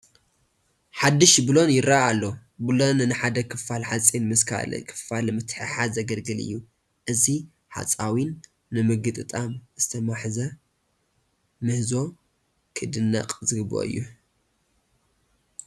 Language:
Tigrinya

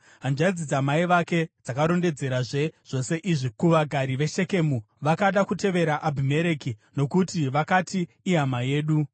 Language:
Shona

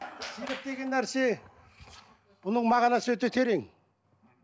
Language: Kazakh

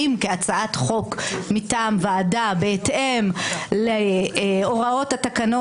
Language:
Hebrew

